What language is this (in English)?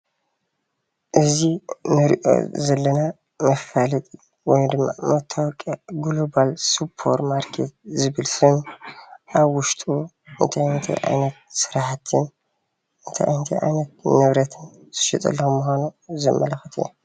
Tigrinya